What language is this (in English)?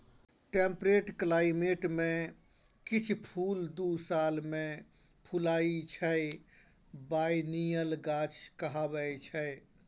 Maithili